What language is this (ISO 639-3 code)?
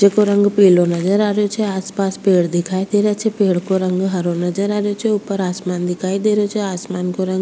raj